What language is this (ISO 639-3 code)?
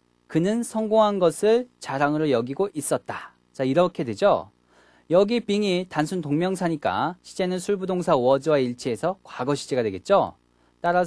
kor